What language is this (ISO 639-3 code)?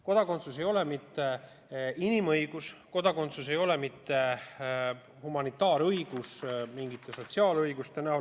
est